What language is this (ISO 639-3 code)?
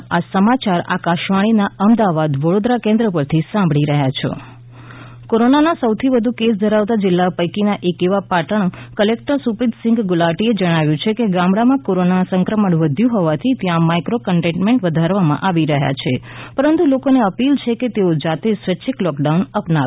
guj